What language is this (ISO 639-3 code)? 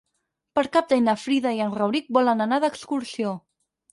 cat